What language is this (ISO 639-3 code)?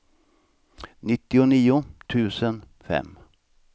swe